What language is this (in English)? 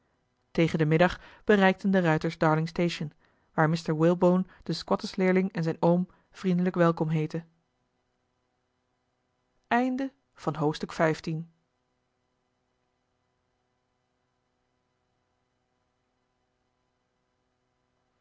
Dutch